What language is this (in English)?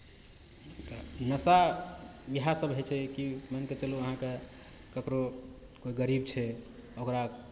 Maithili